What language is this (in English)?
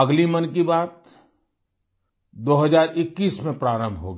Hindi